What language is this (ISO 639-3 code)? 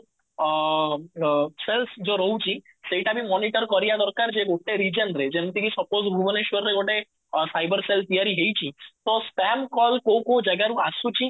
ori